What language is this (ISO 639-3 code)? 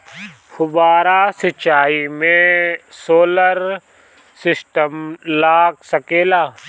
bho